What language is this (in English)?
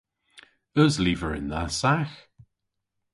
Cornish